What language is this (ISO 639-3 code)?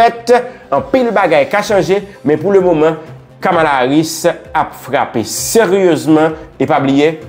fra